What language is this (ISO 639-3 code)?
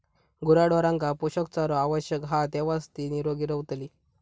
mar